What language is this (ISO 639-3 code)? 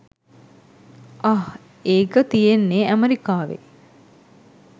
sin